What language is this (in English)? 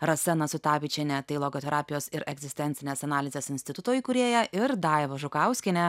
Lithuanian